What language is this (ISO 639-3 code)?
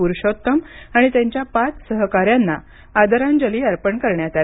mar